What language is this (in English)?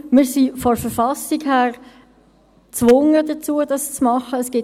Swiss German